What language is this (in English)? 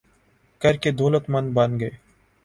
Urdu